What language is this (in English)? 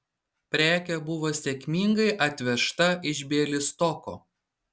Lithuanian